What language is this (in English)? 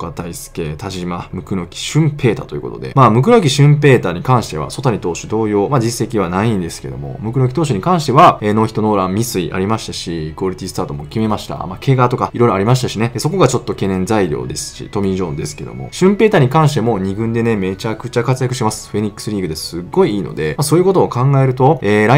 Japanese